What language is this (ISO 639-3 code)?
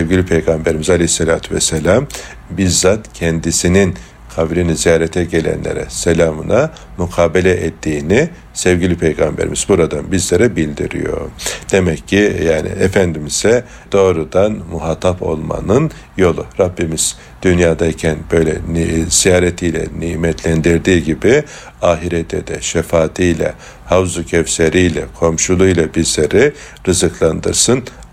tur